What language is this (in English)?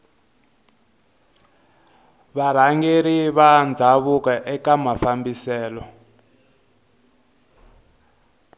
Tsonga